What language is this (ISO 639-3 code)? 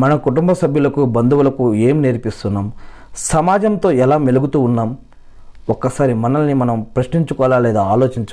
tel